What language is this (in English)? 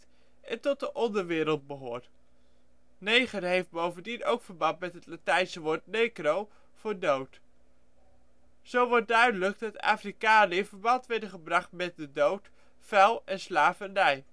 Dutch